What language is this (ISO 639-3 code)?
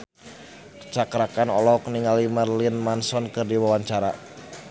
sun